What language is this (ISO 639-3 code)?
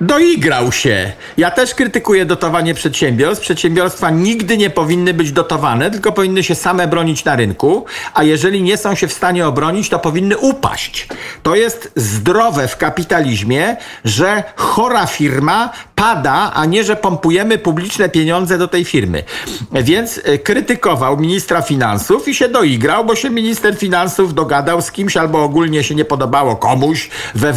pol